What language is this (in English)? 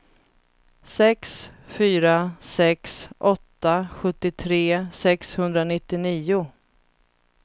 Swedish